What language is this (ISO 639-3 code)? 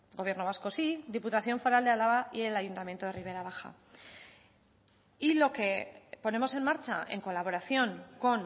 spa